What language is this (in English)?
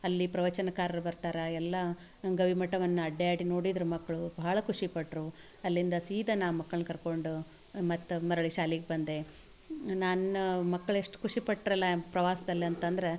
Kannada